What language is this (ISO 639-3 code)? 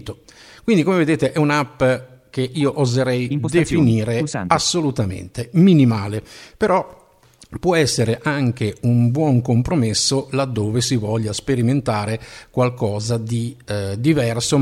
ita